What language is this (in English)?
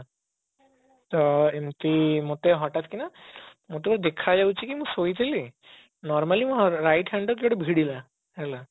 Odia